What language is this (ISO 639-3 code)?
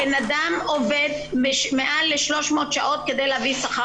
heb